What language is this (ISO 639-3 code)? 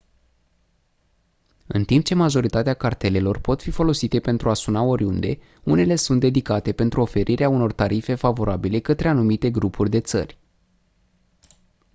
ron